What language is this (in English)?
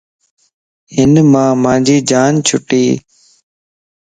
Lasi